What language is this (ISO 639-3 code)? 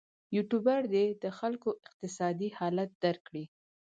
pus